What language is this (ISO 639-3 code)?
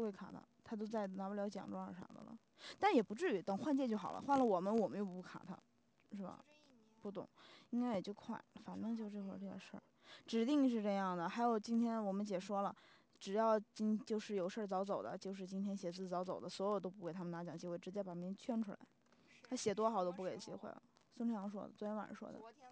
zho